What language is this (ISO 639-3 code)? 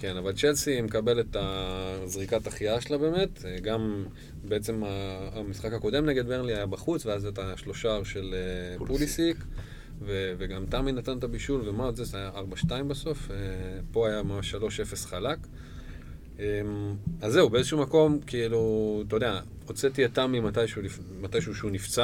heb